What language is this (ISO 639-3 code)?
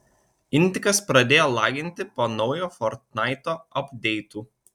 lit